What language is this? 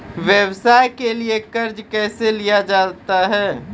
Maithili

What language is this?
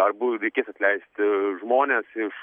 Lithuanian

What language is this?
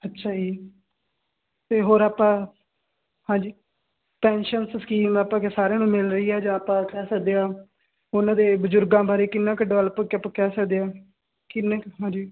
Punjabi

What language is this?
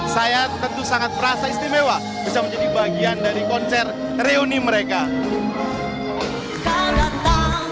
Indonesian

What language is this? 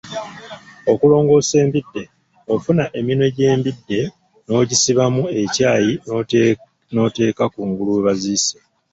Ganda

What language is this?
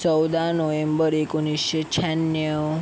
Marathi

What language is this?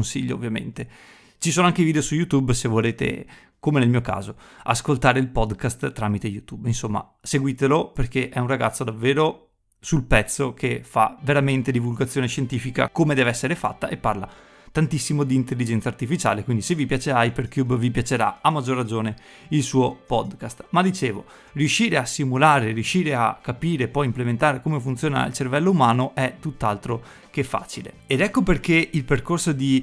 Italian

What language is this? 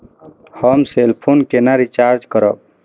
Maithili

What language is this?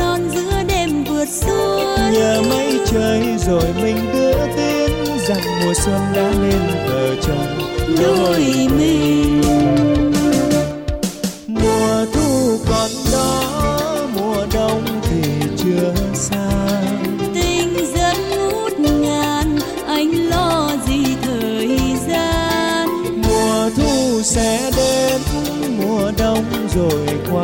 Vietnamese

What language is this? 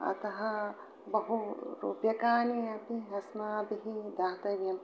Sanskrit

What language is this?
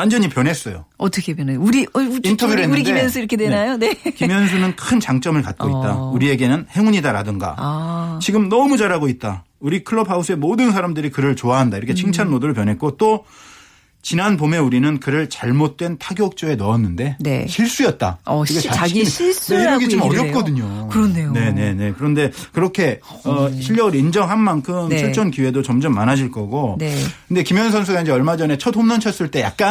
Korean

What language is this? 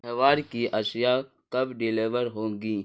Urdu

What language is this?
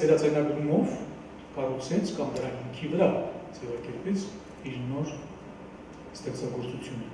Turkish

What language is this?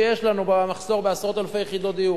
Hebrew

